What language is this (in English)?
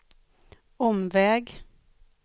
Swedish